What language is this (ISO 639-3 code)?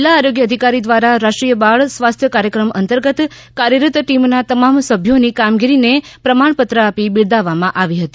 guj